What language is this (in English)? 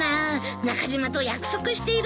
Japanese